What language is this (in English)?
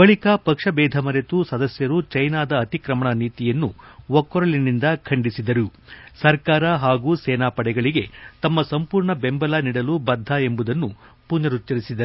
Kannada